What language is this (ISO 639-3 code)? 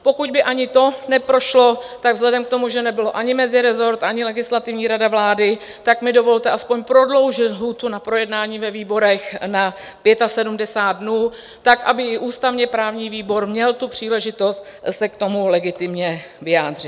ces